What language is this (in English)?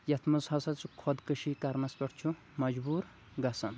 Kashmiri